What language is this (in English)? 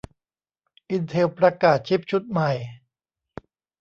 Thai